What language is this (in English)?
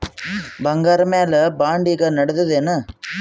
Kannada